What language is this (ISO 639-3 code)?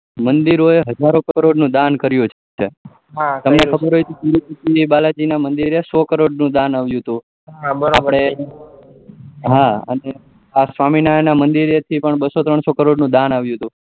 guj